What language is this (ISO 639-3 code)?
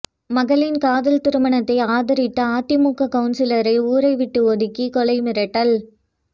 tam